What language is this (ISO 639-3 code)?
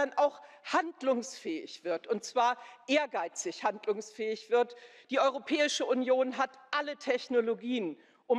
deu